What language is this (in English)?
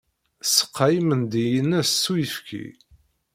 Kabyle